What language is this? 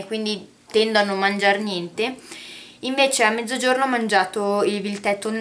Italian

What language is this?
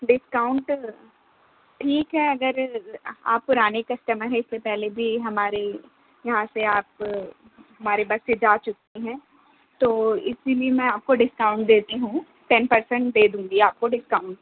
Urdu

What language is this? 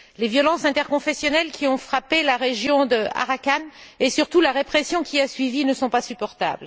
French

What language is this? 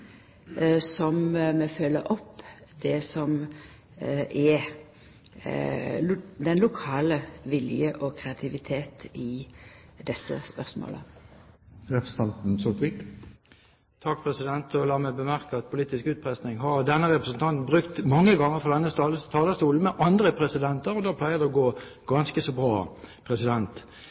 Norwegian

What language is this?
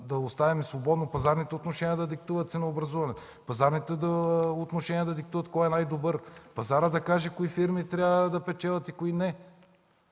Bulgarian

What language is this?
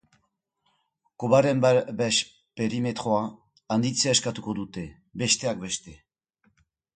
Basque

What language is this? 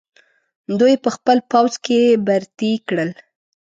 Pashto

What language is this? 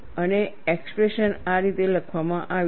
Gujarati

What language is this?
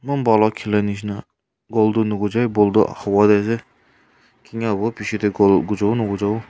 Naga Pidgin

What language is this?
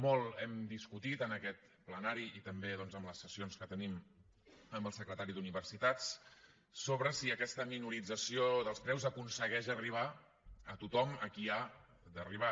Catalan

